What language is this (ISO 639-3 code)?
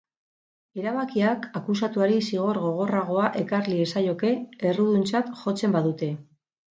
eus